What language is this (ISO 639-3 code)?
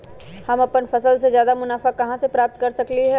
mag